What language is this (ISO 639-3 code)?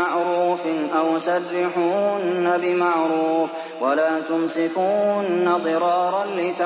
ara